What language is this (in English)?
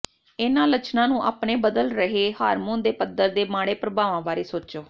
Punjabi